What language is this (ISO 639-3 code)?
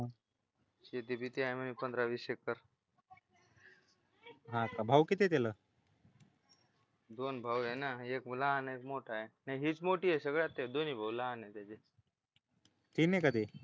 mar